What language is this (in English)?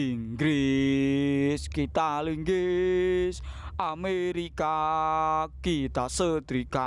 Indonesian